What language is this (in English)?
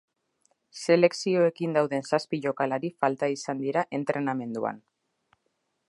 Basque